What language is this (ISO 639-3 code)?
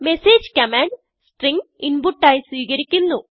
mal